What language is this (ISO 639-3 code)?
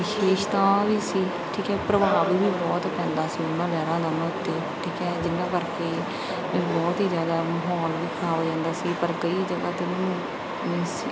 pan